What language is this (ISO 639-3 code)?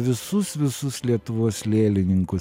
lit